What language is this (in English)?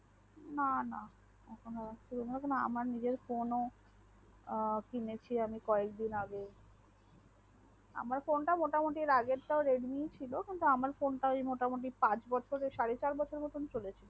Bangla